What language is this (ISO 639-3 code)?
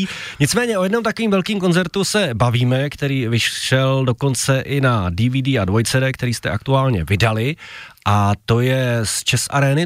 ces